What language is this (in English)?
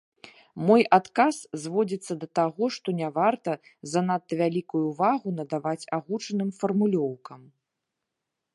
Belarusian